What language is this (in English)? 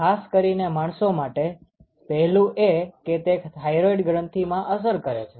Gujarati